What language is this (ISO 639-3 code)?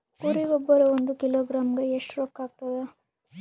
kan